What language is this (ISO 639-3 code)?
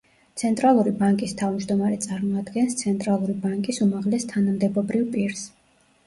kat